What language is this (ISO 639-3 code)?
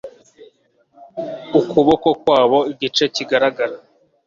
kin